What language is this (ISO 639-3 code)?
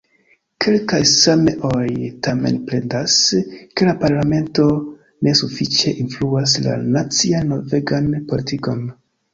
epo